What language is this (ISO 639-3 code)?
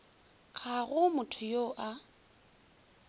nso